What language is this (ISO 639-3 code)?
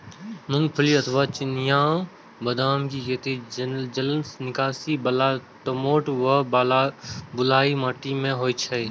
mai